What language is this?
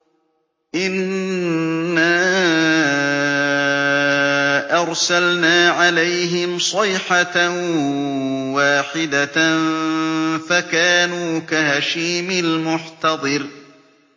Arabic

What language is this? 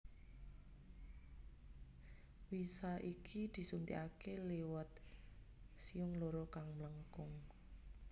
Javanese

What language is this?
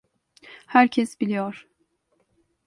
Turkish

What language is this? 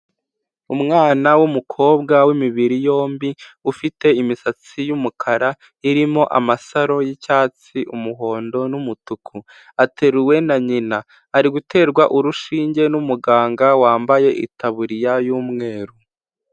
Kinyarwanda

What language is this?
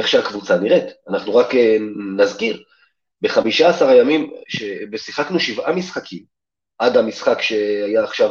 Hebrew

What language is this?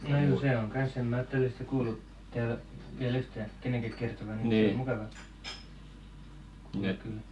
Finnish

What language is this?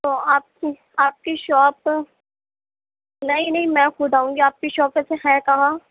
Urdu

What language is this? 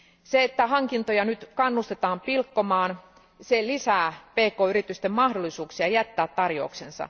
Finnish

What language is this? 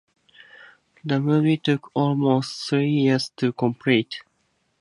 English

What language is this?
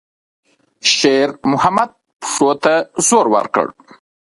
Pashto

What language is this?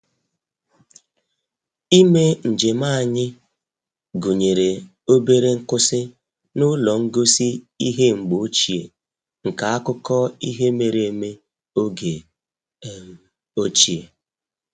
Igbo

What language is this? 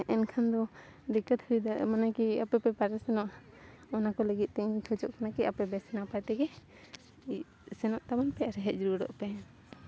Santali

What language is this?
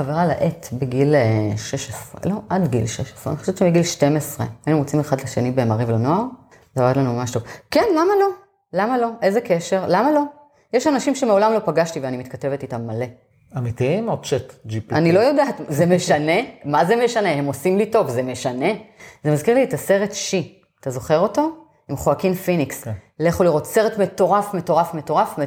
Hebrew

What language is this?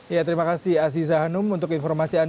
Indonesian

